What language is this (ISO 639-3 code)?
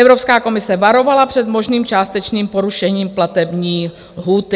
ces